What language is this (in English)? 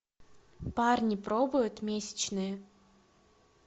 Russian